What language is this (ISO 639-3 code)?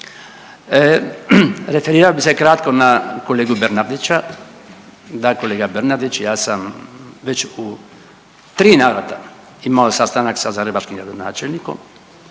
hrv